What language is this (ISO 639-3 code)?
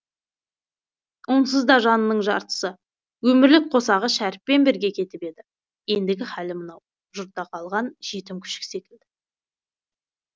kaz